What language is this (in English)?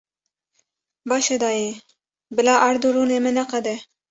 Kurdish